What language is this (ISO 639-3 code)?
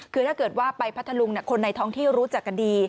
tha